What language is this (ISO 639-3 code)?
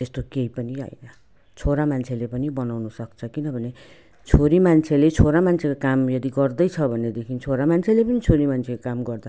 nep